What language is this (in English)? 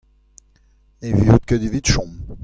Breton